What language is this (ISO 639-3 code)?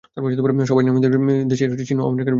ben